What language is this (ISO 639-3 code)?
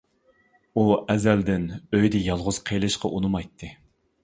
uig